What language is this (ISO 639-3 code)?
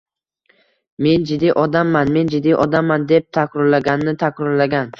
uzb